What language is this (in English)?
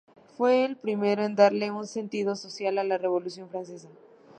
Spanish